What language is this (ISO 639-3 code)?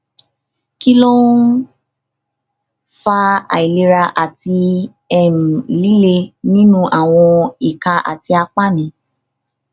yor